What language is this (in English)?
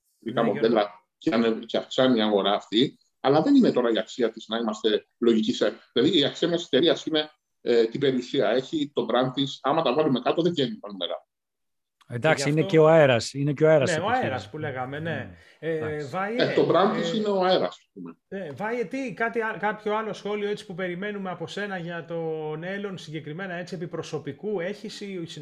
Greek